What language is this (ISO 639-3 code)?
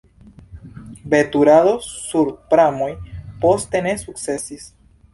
epo